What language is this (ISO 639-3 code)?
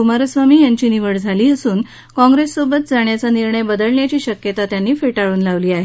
mar